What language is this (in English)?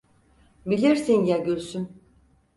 Turkish